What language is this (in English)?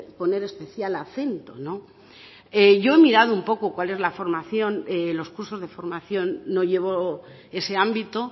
Spanish